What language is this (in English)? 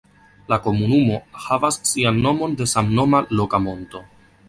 Esperanto